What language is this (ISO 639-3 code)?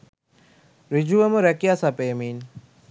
sin